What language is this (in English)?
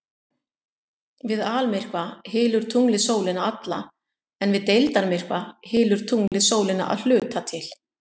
Icelandic